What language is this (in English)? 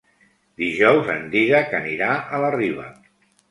Catalan